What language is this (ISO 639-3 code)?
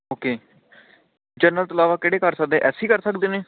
pan